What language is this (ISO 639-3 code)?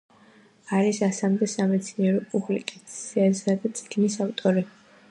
kat